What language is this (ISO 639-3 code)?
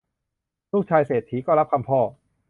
tha